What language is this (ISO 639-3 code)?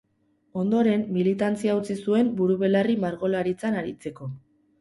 eus